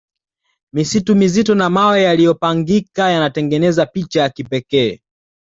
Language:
Swahili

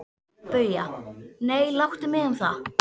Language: Icelandic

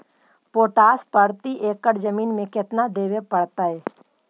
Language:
Magahi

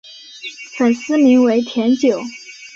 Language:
Chinese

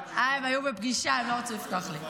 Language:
Hebrew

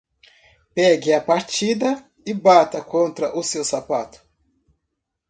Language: Portuguese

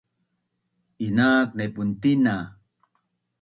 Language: Bunun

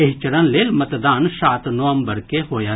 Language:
Maithili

